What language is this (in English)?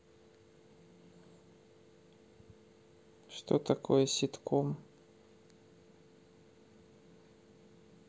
Russian